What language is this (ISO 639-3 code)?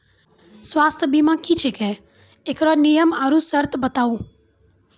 mai